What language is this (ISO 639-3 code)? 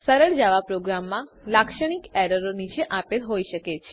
guj